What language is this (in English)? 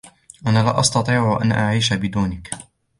Arabic